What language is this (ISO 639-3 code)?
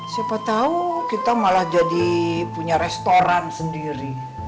ind